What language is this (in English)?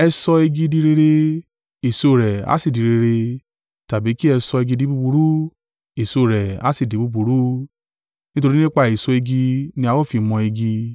Yoruba